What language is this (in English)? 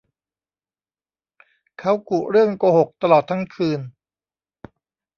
Thai